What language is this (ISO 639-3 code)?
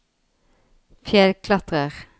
nor